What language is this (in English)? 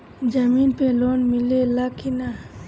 Bhojpuri